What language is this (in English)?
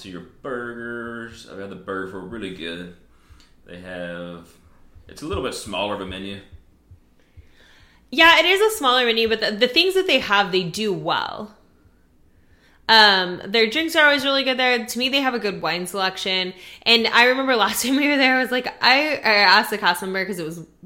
English